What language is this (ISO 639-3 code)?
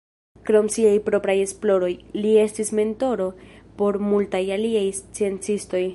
epo